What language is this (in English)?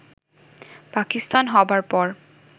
Bangla